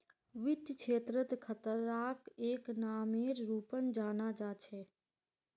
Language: Magahi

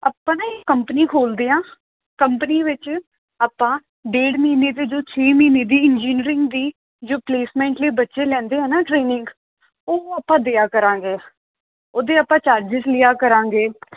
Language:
Punjabi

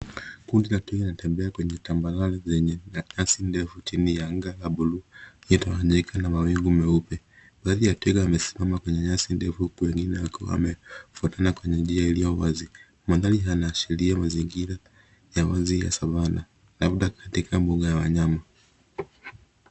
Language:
Swahili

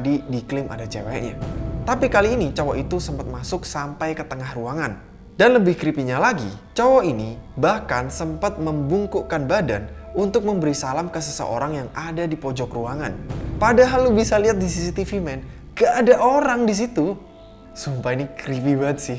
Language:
Indonesian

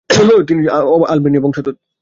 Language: Bangla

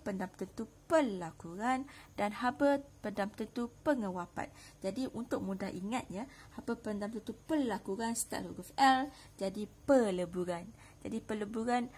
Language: Malay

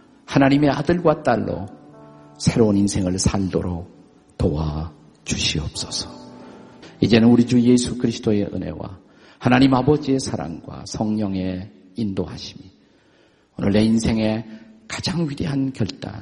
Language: Korean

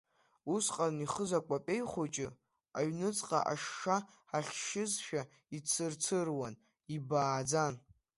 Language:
Abkhazian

